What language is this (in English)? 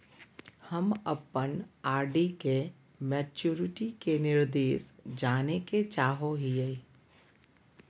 Magahi